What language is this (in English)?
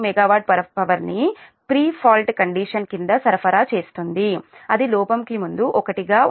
Telugu